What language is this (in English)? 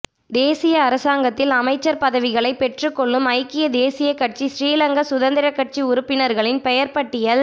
Tamil